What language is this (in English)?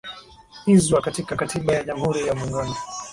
Swahili